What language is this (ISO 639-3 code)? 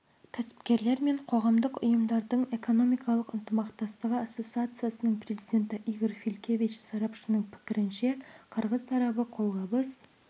kaz